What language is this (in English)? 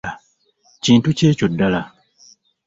Ganda